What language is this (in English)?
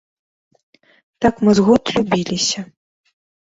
Belarusian